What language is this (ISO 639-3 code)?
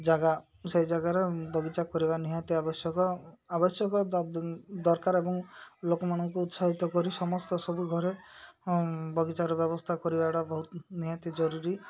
ori